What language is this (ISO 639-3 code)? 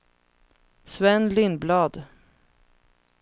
swe